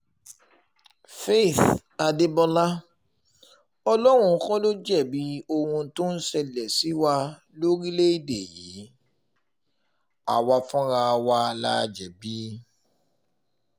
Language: Yoruba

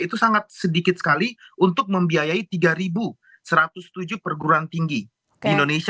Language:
Indonesian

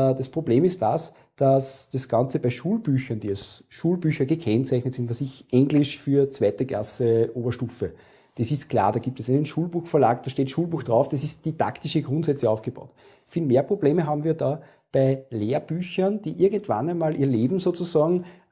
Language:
German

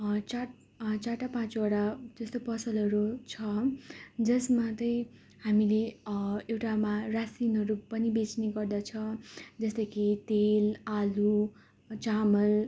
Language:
Nepali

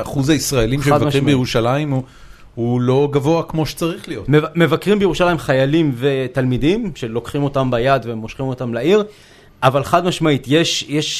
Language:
Hebrew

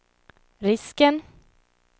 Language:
Swedish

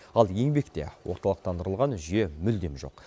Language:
Kazakh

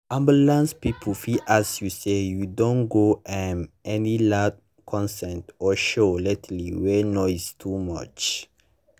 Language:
Nigerian Pidgin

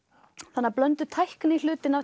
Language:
Icelandic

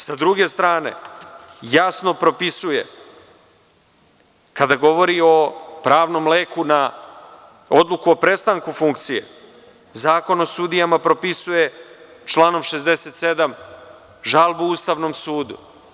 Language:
Serbian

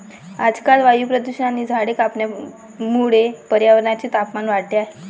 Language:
Marathi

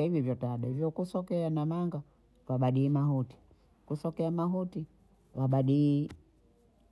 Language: Bondei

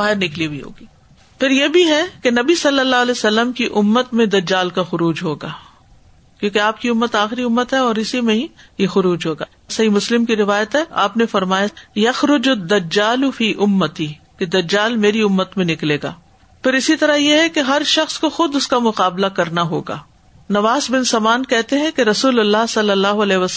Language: Urdu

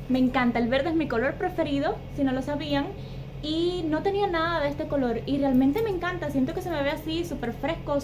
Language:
Spanish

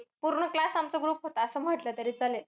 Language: Marathi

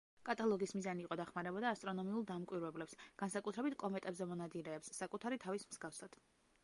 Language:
Georgian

